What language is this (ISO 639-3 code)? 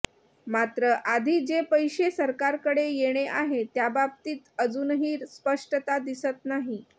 mar